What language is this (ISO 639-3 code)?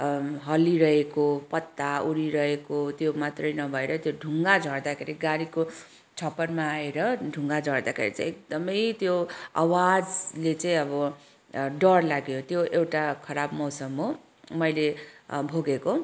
nep